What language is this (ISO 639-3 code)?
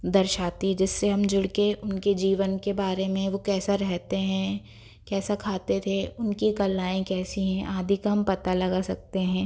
hin